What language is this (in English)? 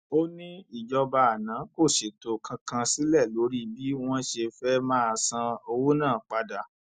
Yoruba